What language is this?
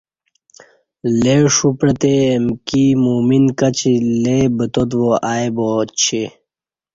Kati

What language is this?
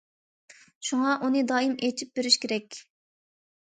Uyghur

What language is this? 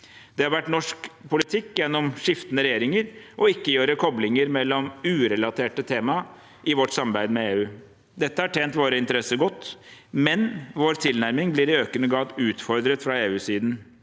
Norwegian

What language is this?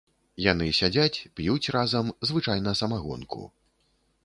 Belarusian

